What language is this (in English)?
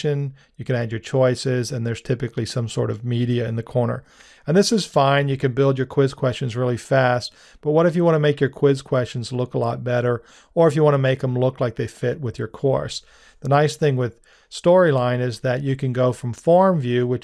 English